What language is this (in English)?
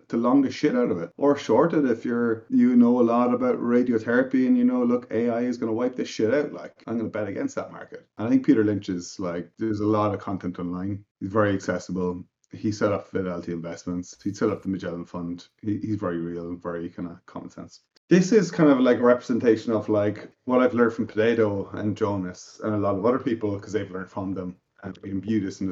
English